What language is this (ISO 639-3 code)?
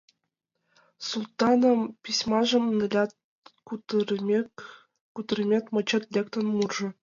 chm